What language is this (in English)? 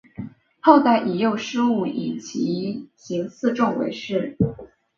Chinese